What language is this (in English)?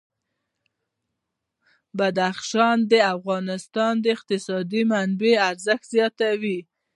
Pashto